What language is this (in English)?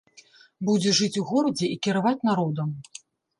Belarusian